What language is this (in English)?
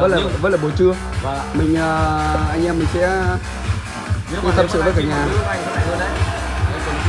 Vietnamese